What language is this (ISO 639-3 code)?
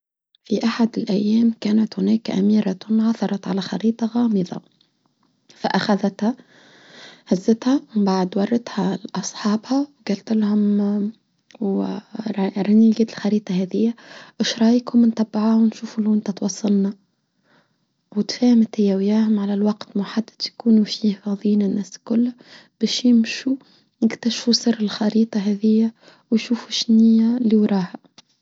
aeb